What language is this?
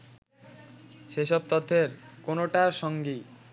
Bangla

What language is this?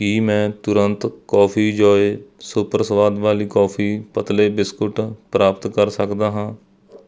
Punjabi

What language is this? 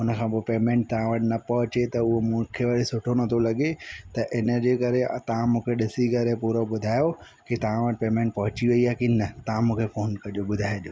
Sindhi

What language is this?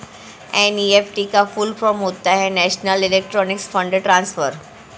Hindi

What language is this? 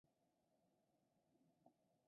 Chinese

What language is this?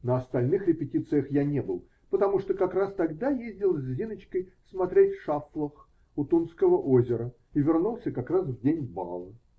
Russian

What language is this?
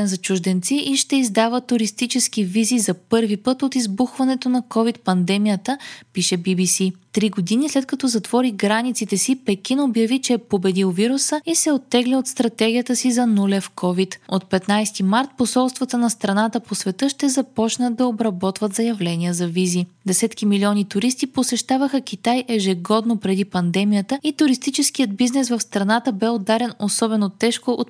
Bulgarian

